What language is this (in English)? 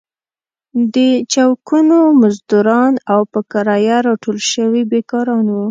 Pashto